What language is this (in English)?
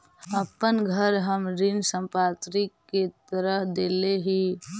Magahi